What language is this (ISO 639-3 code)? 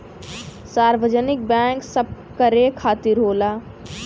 bho